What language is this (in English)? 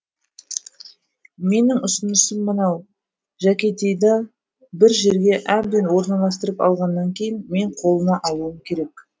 Kazakh